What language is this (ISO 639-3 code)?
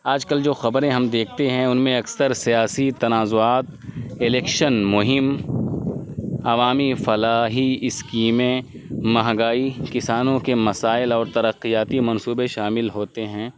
urd